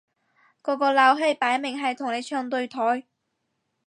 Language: Cantonese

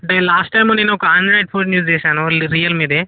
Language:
Telugu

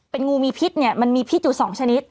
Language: Thai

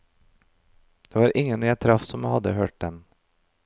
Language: Norwegian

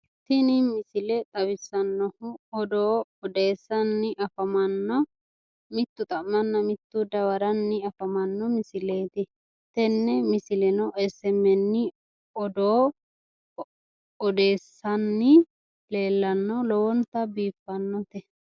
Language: Sidamo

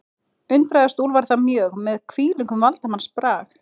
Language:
Icelandic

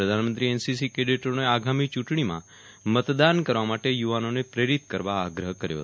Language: Gujarati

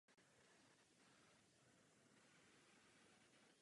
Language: Czech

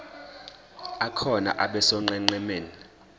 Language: Zulu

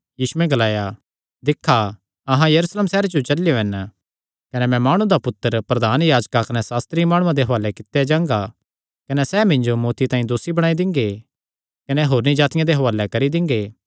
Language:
Kangri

